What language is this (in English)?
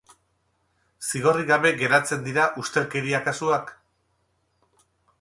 Basque